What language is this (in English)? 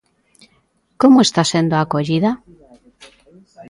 Galician